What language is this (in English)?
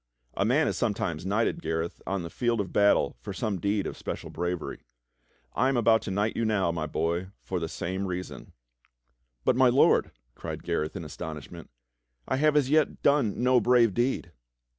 English